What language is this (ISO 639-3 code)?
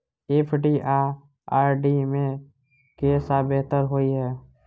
mai